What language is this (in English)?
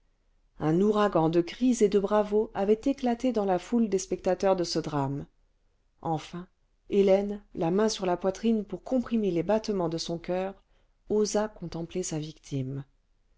French